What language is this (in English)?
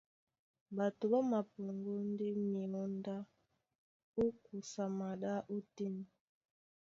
Duala